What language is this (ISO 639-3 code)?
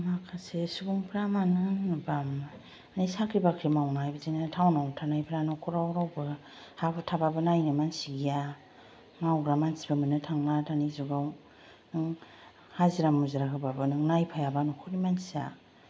brx